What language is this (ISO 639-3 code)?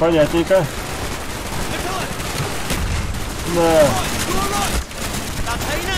rus